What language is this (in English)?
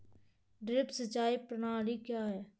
Hindi